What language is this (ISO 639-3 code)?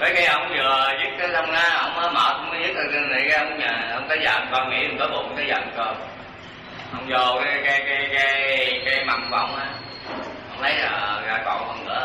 vie